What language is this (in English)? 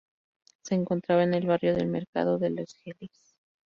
Spanish